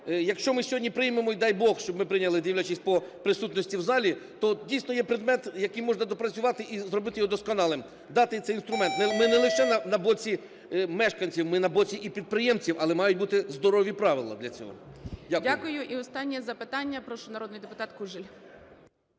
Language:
Ukrainian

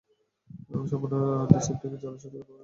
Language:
Bangla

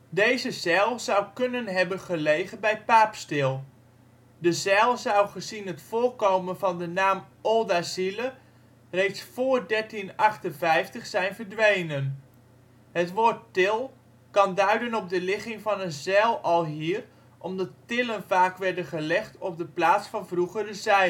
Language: Dutch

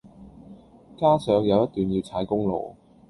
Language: Cantonese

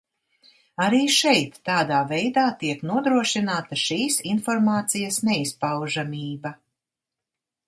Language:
Latvian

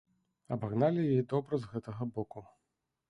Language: Belarusian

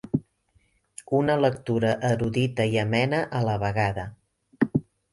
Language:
Catalan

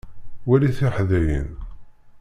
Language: Kabyle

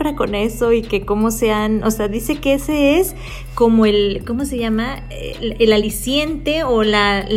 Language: Spanish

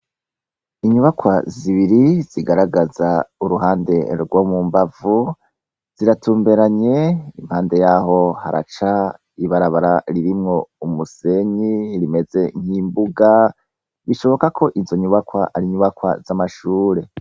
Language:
Rundi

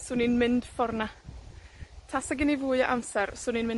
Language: Welsh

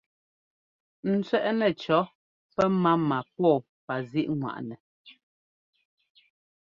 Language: Ngomba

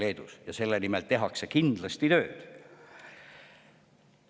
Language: Estonian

